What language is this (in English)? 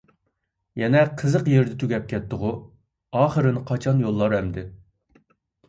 Uyghur